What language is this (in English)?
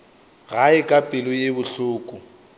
Northern Sotho